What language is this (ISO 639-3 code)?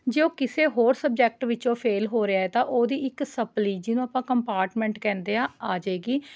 pan